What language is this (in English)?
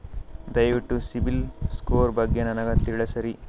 Kannada